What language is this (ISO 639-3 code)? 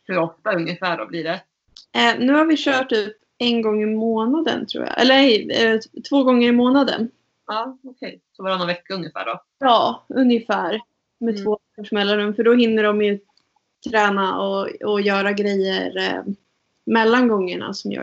swe